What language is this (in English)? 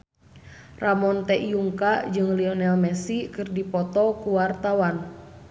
Sundanese